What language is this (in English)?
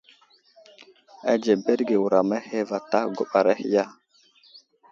Wuzlam